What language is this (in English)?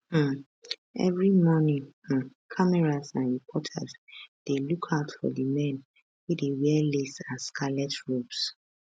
Nigerian Pidgin